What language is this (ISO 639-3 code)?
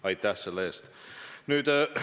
est